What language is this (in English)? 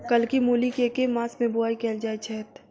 Maithili